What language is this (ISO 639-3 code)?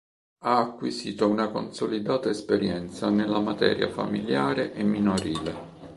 ita